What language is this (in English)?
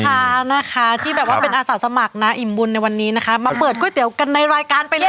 Thai